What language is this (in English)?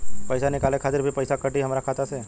Bhojpuri